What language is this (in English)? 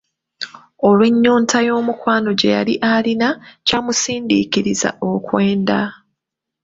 Ganda